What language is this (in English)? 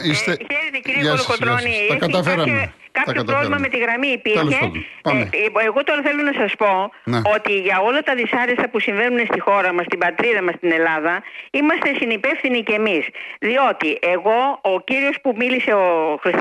Greek